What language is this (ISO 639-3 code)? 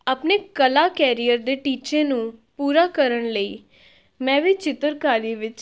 pan